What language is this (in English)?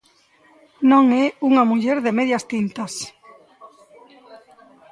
Galician